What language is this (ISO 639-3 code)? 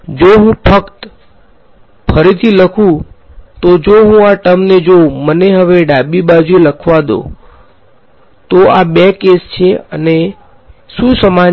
guj